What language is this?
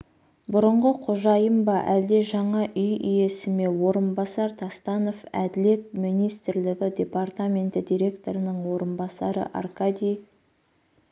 Kazakh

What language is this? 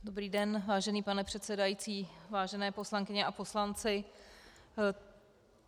Czech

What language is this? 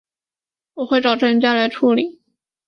Chinese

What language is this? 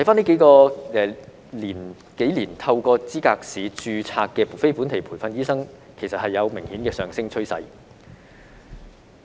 Cantonese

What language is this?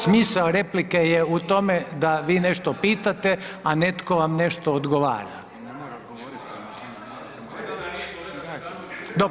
Croatian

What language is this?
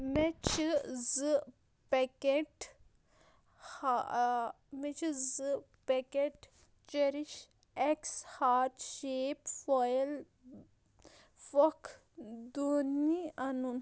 Kashmiri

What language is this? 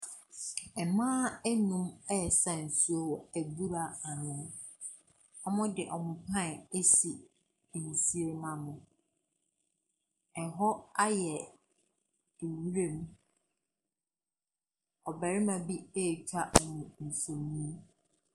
Akan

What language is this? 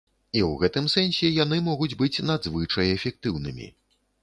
Belarusian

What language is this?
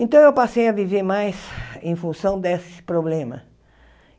Portuguese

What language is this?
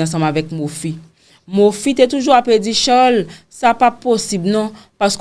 French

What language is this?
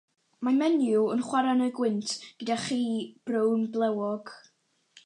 Welsh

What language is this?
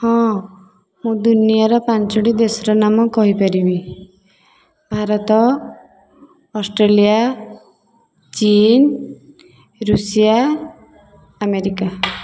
Odia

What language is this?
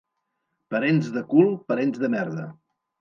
Catalan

